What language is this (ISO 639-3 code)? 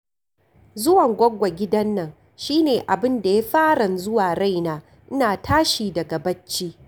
hau